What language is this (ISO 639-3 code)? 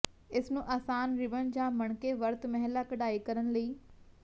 pan